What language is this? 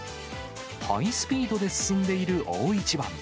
Japanese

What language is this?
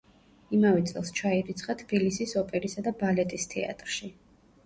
Georgian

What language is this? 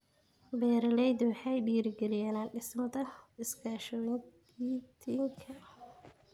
Somali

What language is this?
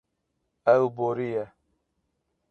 Kurdish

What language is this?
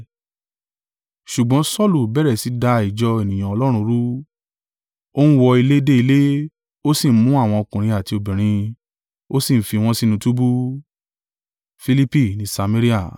Yoruba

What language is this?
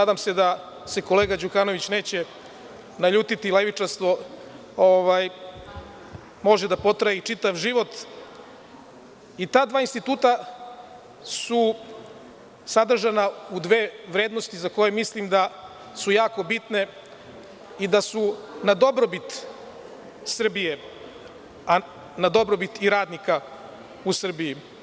Serbian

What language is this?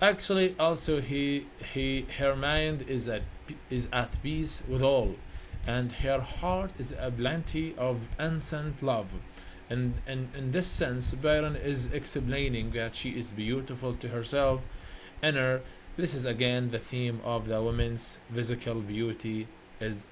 English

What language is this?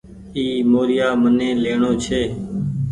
Goaria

